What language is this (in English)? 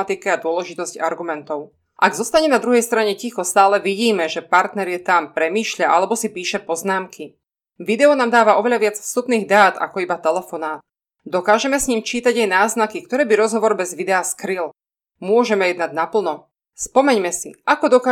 Slovak